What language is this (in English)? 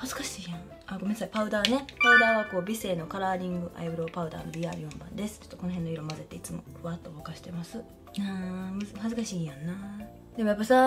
Japanese